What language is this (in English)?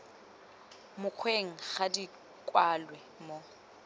Tswana